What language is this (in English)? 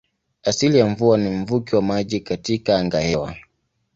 Swahili